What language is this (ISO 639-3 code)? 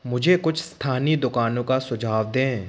hin